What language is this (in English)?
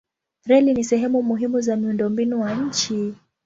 Swahili